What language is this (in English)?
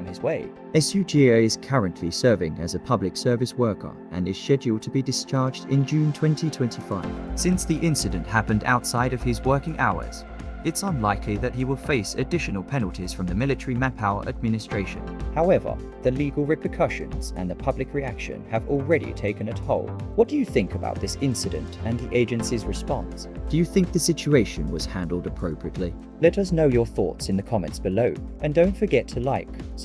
English